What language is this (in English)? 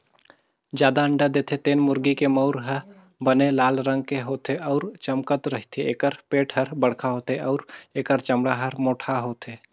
Chhattisgarhi